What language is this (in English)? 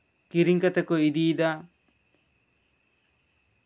Santali